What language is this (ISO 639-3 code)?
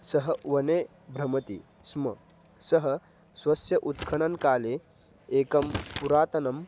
san